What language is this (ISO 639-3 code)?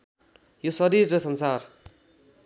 nep